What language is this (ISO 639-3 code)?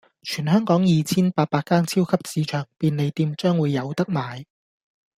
yue